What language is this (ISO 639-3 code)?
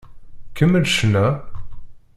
kab